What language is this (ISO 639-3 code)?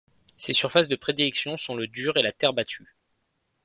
fra